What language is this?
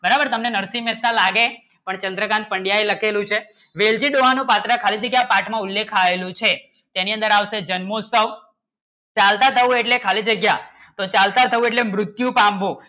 Gujarati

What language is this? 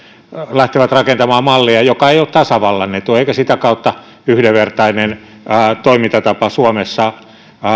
Finnish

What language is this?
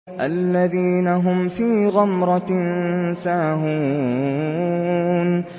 Arabic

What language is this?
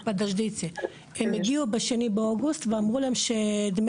Hebrew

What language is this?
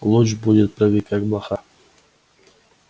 Russian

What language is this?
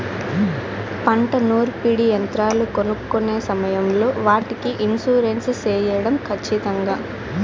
Telugu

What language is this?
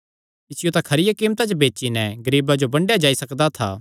Kangri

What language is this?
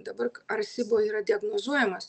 Lithuanian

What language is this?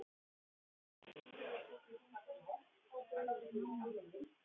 Icelandic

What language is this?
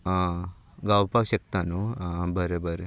Konkani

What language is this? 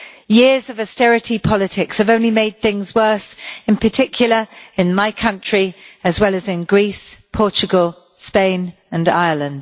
English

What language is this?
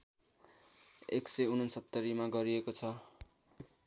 Nepali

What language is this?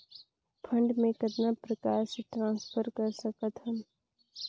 Chhattisgarhi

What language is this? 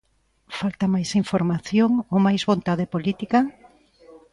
Galician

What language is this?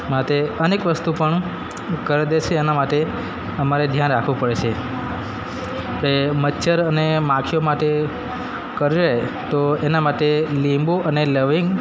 Gujarati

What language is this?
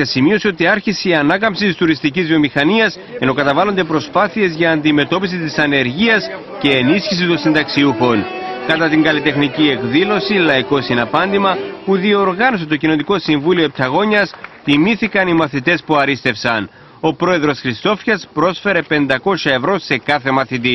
Greek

